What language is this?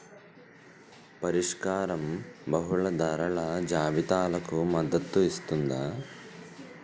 Telugu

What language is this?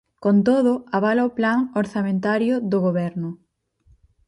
Galician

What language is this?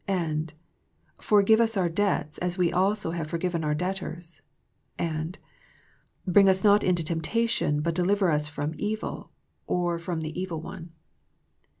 English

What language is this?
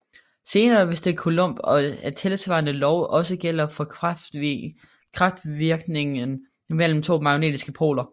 Danish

